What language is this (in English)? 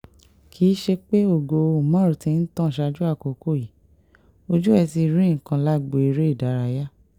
Yoruba